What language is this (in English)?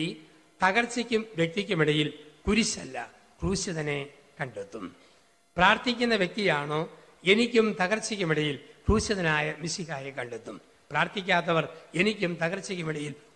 Malayalam